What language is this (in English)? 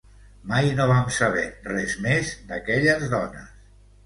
Catalan